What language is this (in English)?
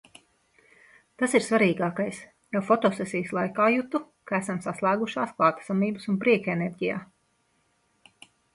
Latvian